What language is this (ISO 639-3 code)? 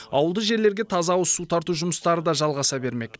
kaz